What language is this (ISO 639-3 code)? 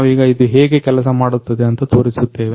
kan